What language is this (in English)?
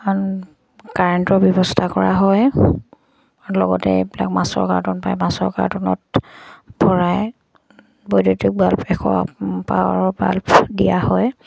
Assamese